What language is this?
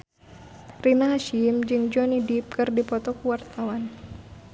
Sundanese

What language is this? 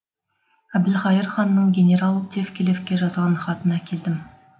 Kazakh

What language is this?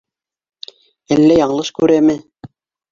Bashkir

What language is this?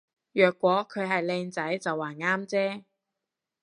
Cantonese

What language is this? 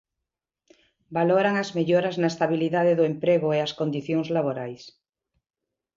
Galician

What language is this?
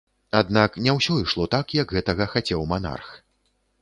Belarusian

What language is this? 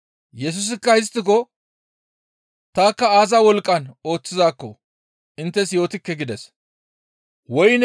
Gamo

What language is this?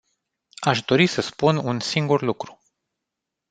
Romanian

